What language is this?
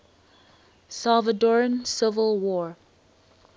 English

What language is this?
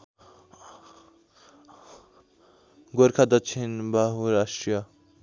Nepali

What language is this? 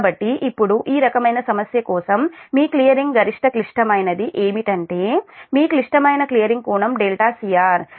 Telugu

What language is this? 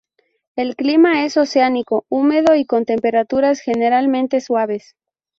Spanish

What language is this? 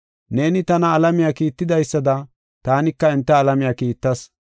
Gofa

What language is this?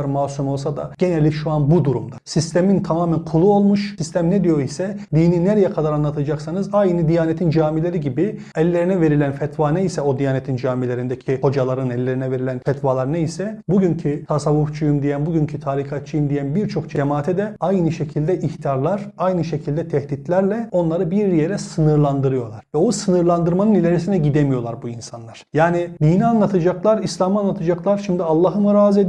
Turkish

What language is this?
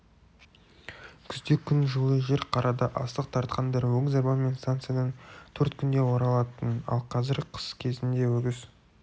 Kazakh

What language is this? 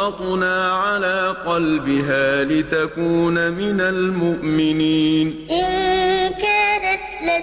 Arabic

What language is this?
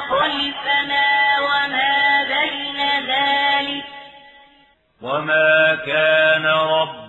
Arabic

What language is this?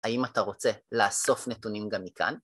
Hebrew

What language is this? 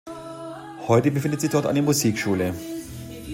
German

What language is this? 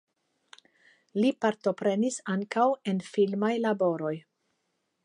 Esperanto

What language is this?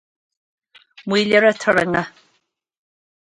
Irish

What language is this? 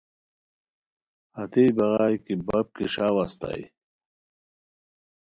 Khowar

